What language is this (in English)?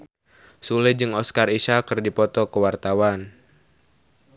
Sundanese